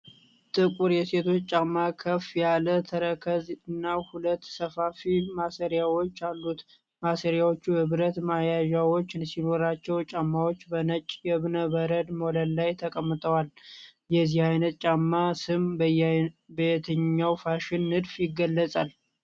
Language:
Amharic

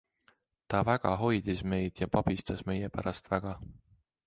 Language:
Estonian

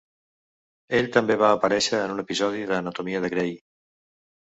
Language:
Catalan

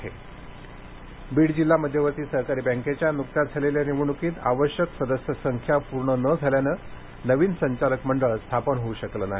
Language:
Marathi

